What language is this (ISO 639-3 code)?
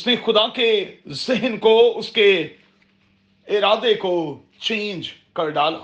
urd